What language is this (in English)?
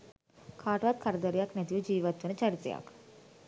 Sinhala